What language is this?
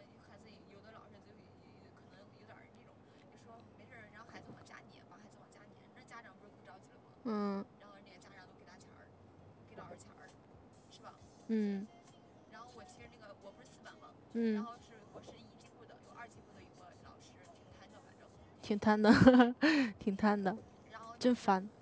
Chinese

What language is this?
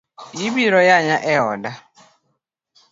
Luo (Kenya and Tanzania)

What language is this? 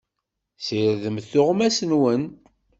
Kabyle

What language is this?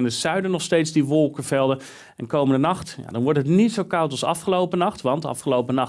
Dutch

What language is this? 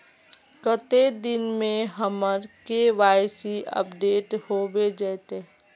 Magahi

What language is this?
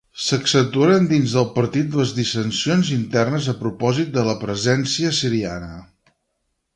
Catalan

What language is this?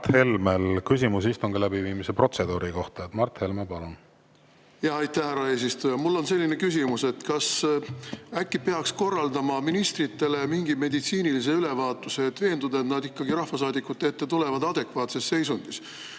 Estonian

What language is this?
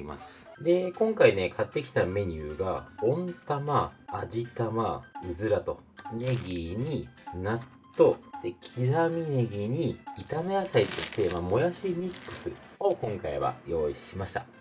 Japanese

